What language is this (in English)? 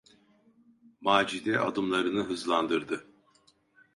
Turkish